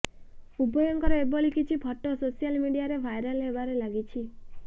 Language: Odia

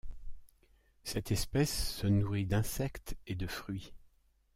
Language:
French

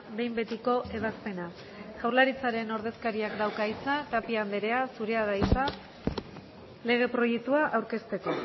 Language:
Basque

